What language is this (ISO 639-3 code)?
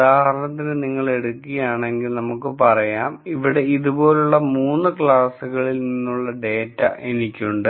mal